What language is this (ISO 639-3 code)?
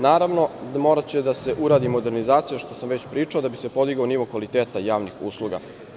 srp